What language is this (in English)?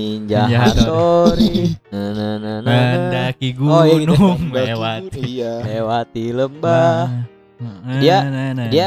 Indonesian